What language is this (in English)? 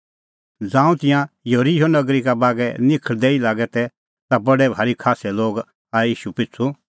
Kullu Pahari